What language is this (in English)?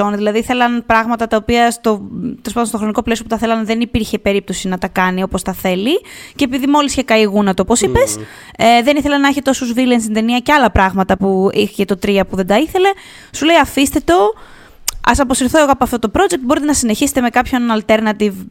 Greek